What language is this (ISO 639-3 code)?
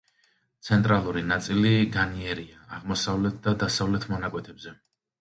kat